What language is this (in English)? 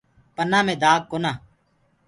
Gurgula